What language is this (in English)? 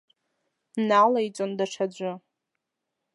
Abkhazian